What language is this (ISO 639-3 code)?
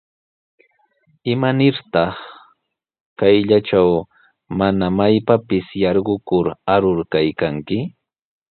qws